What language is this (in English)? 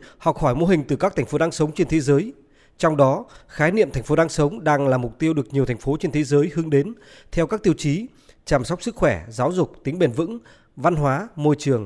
Vietnamese